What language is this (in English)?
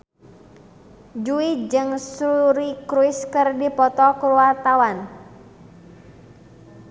Sundanese